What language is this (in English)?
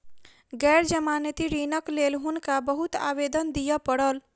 Maithili